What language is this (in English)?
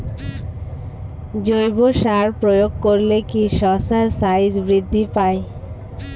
Bangla